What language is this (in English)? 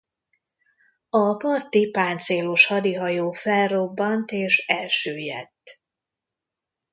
Hungarian